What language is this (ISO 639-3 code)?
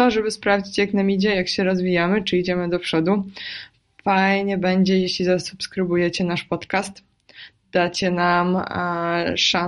pol